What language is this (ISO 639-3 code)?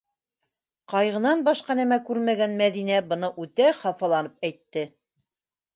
bak